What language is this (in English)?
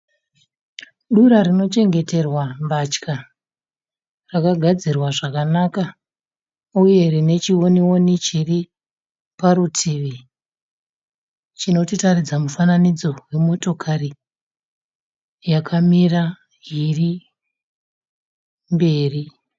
Shona